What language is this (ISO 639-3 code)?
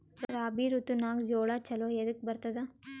kan